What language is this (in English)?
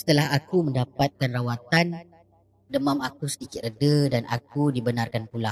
Malay